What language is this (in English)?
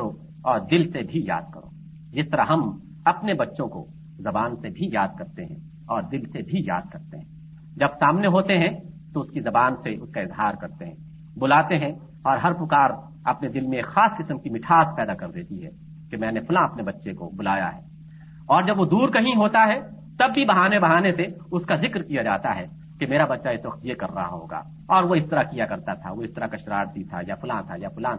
Urdu